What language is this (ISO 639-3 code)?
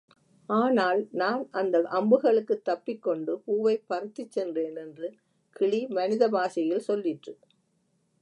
tam